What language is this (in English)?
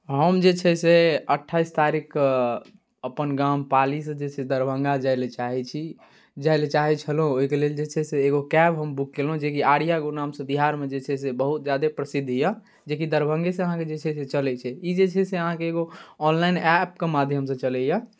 Maithili